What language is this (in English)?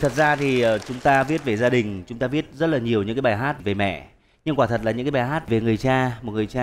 Vietnamese